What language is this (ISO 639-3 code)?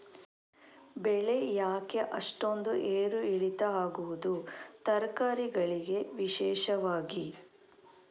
kan